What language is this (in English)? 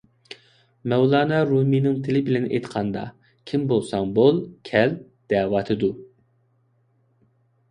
Uyghur